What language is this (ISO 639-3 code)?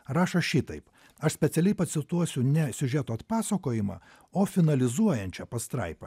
lit